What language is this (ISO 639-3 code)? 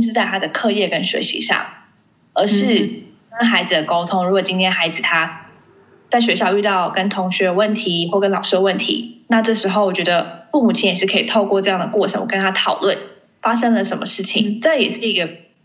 zho